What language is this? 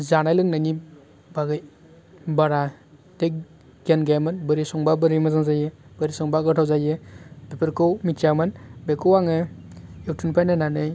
Bodo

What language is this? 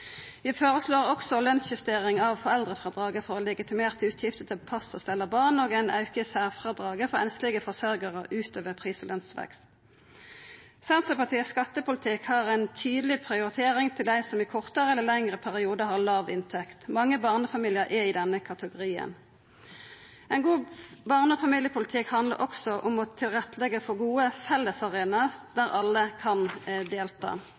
Norwegian Nynorsk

